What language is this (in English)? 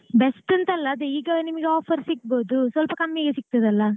Kannada